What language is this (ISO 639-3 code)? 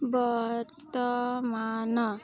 ori